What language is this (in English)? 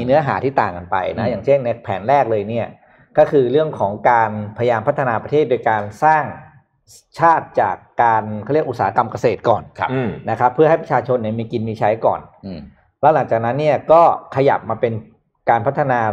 Thai